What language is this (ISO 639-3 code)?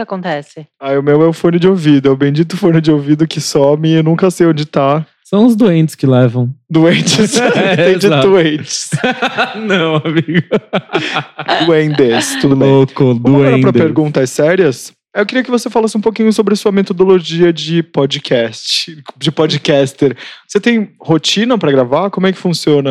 por